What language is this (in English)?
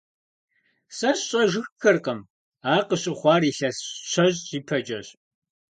Kabardian